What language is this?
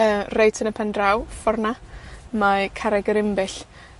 Welsh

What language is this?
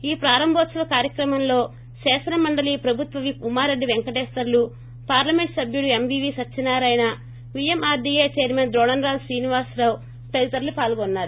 Telugu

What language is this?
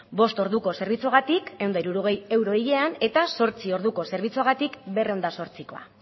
Basque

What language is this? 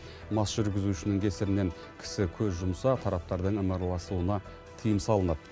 Kazakh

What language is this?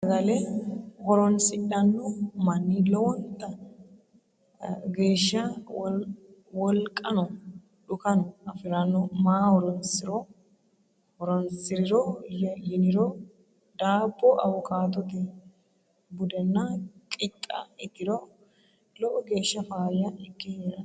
Sidamo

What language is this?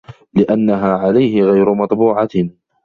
Arabic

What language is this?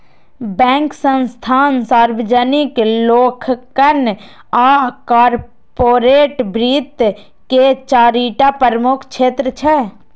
Maithili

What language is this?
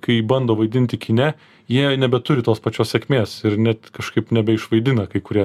Lithuanian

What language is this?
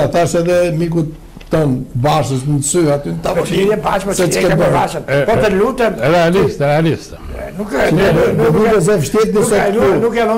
Romanian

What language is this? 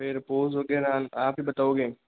Hindi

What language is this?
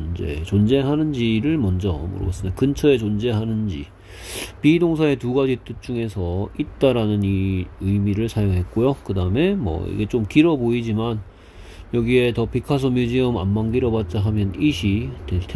Korean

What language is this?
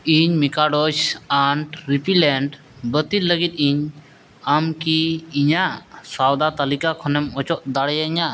Santali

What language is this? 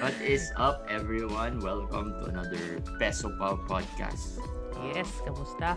Filipino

